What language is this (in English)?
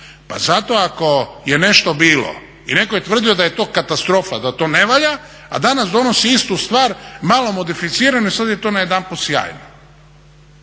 Croatian